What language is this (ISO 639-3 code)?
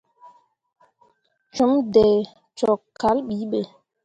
mua